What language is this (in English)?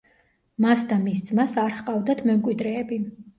Georgian